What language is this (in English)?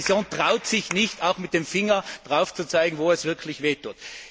German